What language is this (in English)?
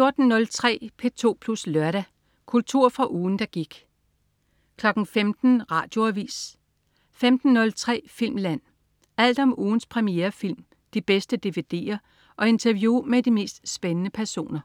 Danish